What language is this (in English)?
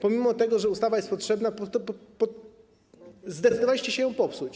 Polish